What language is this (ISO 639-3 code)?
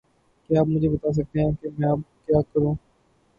urd